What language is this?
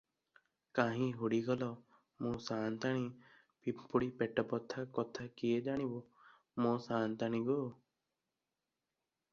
Odia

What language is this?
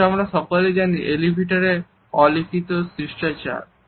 Bangla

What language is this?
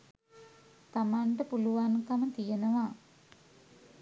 Sinhala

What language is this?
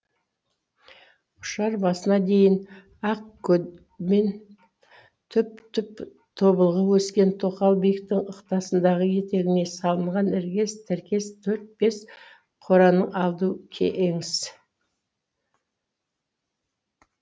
Kazakh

